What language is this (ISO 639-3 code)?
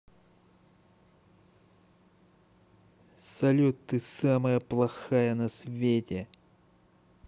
rus